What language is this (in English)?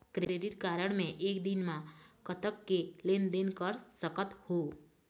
Chhattisgarhi